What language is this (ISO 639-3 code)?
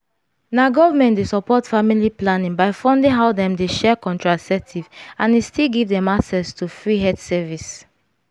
pcm